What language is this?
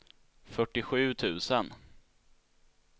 Swedish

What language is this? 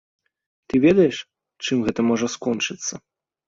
Belarusian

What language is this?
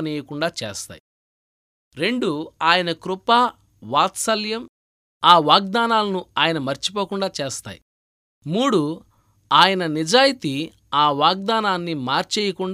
Telugu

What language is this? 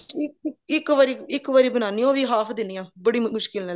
Punjabi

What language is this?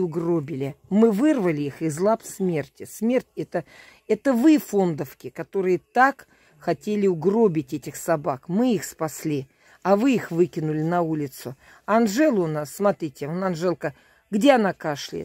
Russian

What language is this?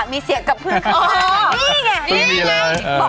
Thai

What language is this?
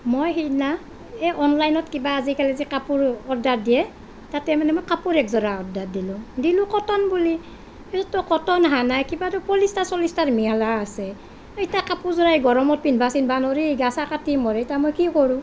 Assamese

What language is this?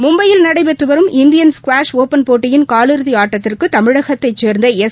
Tamil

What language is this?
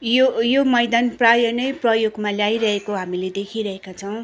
Nepali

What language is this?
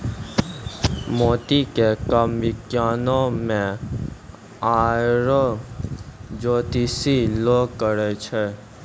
Maithili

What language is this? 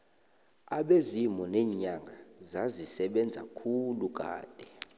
South Ndebele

